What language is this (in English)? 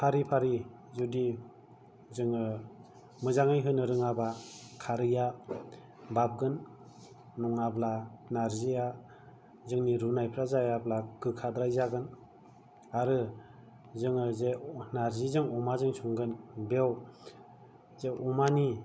Bodo